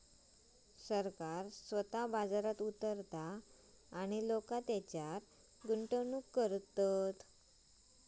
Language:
Marathi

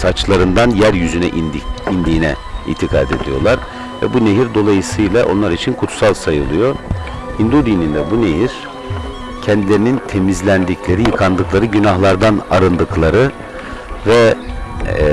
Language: Turkish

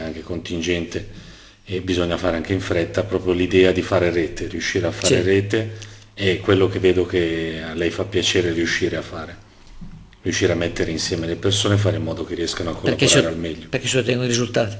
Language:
Italian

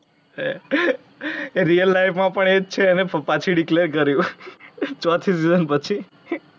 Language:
Gujarati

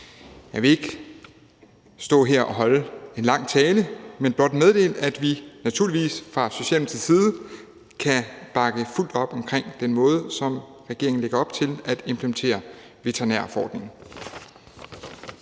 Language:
Danish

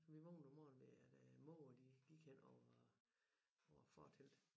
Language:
Danish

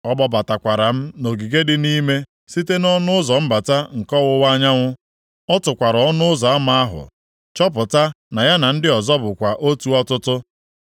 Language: Igbo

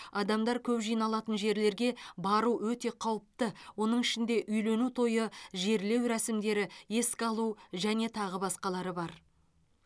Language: Kazakh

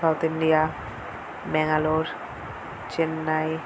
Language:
Bangla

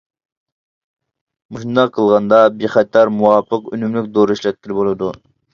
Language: Uyghur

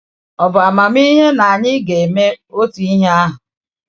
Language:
Igbo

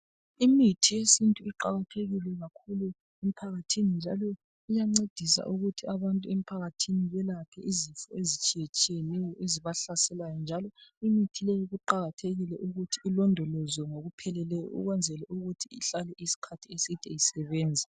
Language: North Ndebele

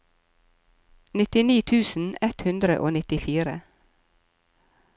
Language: Norwegian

